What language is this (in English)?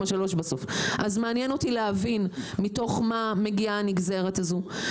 Hebrew